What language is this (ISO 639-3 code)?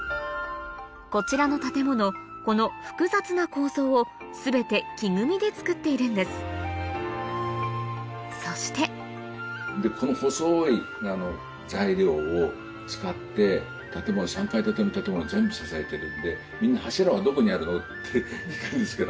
jpn